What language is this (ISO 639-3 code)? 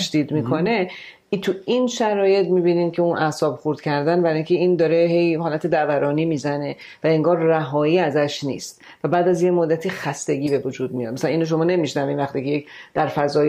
fas